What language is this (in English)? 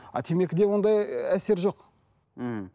Kazakh